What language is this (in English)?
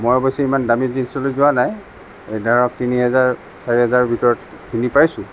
Assamese